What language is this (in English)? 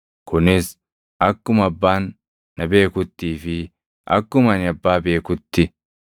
Oromo